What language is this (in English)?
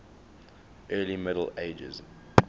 English